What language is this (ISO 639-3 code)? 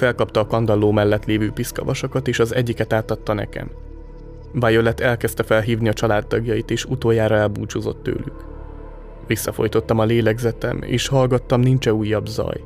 hun